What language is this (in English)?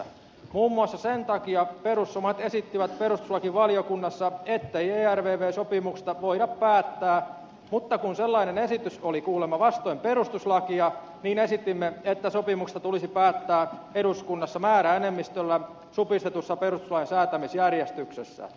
Finnish